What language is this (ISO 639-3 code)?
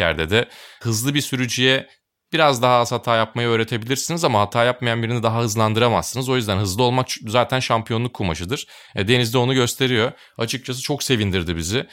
tur